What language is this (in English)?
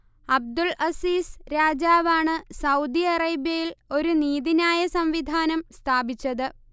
Malayalam